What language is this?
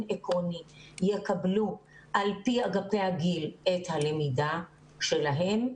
Hebrew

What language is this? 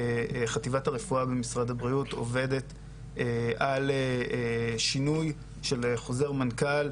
Hebrew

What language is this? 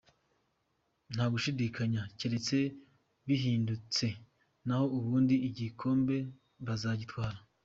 Kinyarwanda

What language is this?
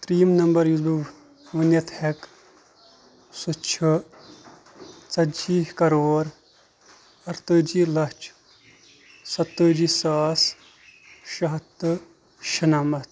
Kashmiri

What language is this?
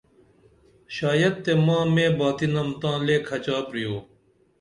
Dameli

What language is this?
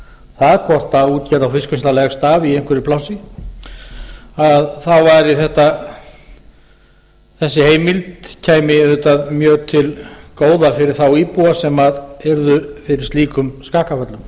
Icelandic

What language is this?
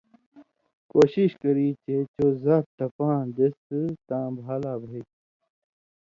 Indus Kohistani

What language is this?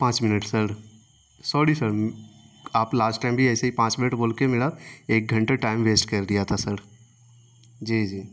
Urdu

